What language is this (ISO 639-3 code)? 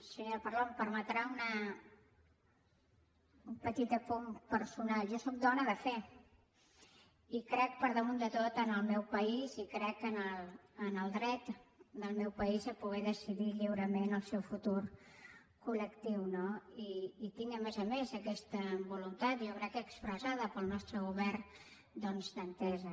cat